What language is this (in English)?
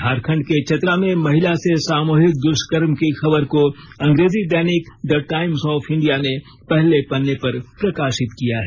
Hindi